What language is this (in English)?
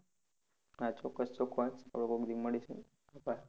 Gujarati